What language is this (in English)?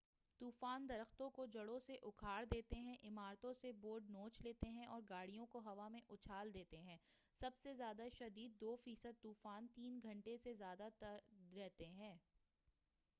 Urdu